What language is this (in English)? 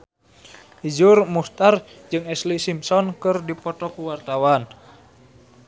Sundanese